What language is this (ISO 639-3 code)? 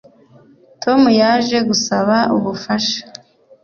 kin